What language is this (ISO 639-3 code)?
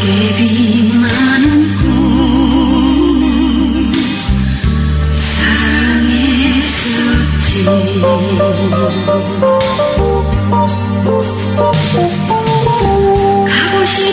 ron